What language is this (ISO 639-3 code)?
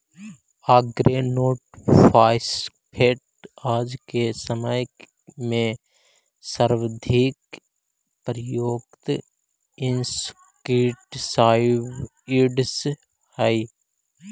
mag